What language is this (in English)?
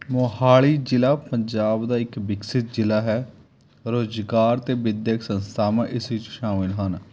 Punjabi